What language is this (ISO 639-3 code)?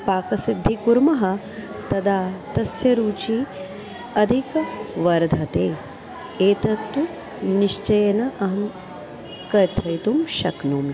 san